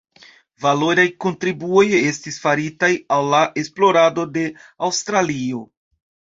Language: Esperanto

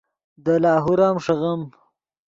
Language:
Yidgha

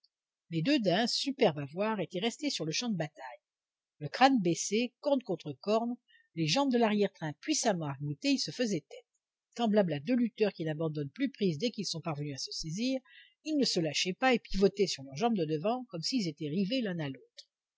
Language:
French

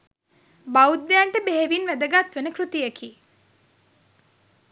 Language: Sinhala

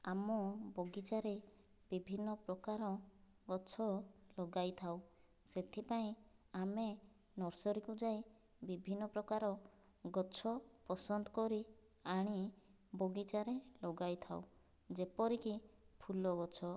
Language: Odia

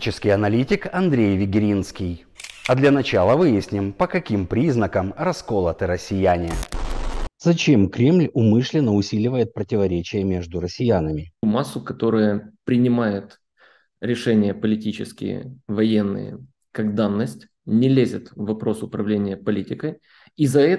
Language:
Russian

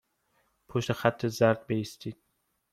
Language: Persian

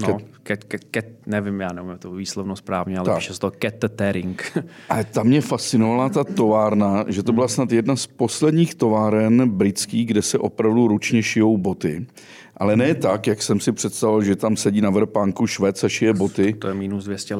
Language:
Czech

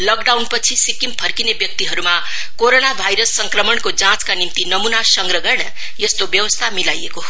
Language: Nepali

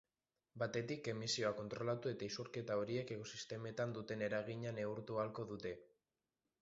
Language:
Basque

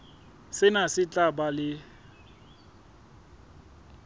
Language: Southern Sotho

